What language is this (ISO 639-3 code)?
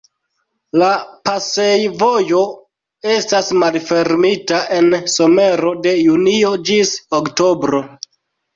epo